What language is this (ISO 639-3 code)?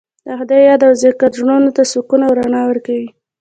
pus